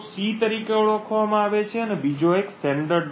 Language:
Gujarati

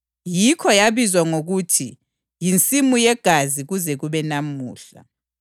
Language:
North Ndebele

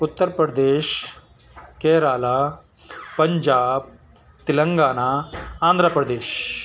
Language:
Urdu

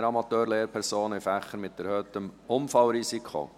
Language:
Swiss German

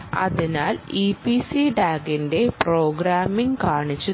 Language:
Malayalam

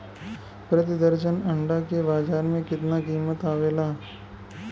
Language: Bhojpuri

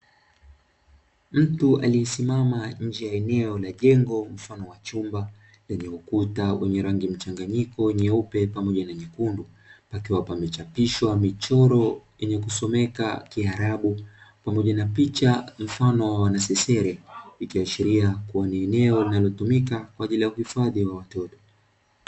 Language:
Swahili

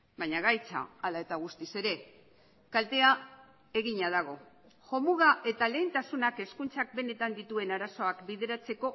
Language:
Basque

